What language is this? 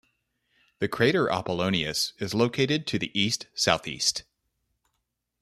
English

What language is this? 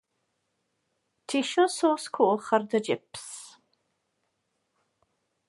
Welsh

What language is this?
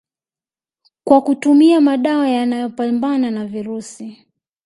Swahili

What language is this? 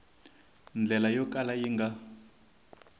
Tsonga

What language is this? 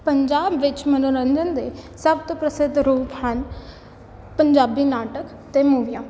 Punjabi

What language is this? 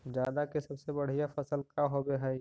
Magahi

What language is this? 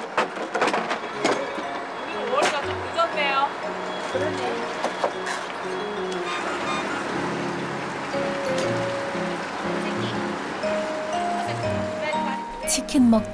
Korean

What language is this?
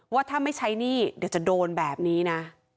Thai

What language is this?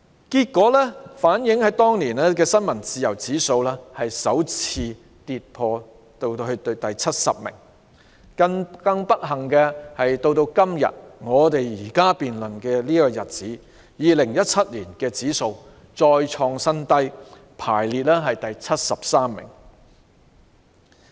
Cantonese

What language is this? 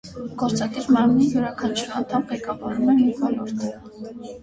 Armenian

